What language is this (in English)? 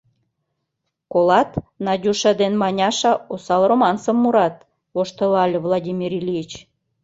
Mari